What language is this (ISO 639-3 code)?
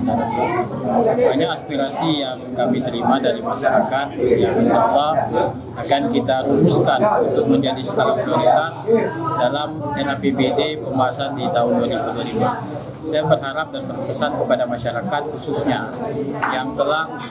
ind